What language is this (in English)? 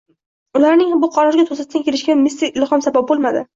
Uzbek